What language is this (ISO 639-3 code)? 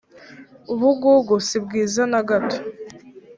kin